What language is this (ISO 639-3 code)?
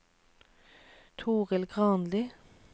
nor